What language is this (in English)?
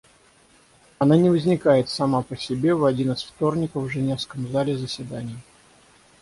Russian